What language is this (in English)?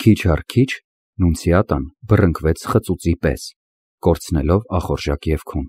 Romanian